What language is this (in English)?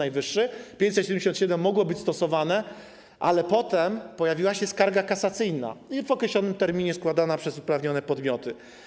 Polish